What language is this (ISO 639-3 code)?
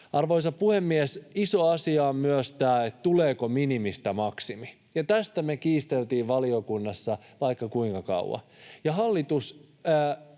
fin